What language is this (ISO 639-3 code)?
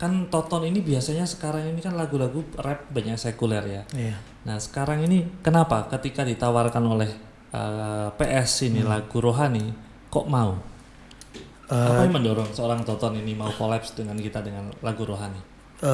ind